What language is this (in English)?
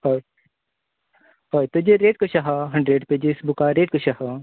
Konkani